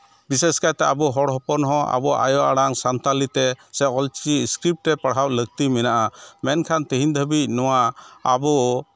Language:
Santali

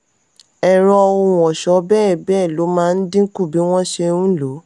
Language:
Yoruba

